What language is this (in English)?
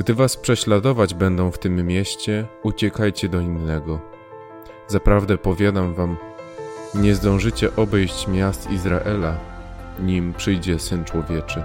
Polish